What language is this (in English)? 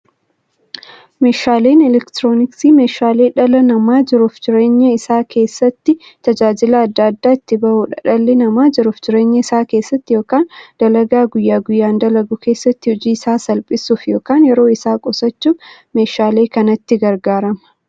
Oromo